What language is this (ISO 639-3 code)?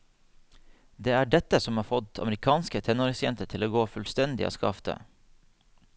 nor